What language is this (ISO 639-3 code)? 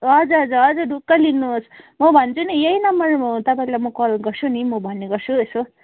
nep